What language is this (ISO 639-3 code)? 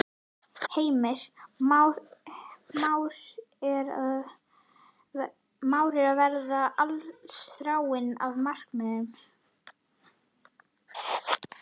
isl